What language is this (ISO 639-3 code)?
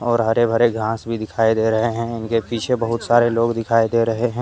hin